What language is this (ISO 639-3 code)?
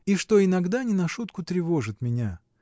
rus